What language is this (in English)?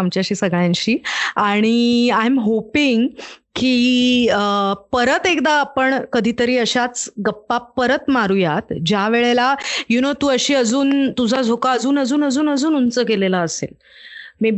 Marathi